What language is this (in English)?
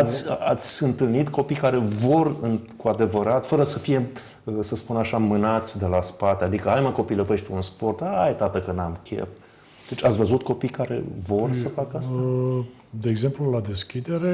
Romanian